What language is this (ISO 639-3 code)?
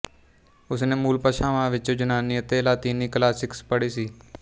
pan